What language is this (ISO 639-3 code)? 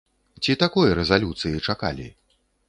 bel